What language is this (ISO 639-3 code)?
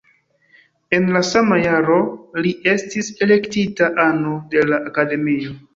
epo